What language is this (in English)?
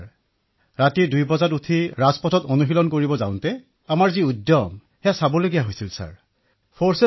Assamese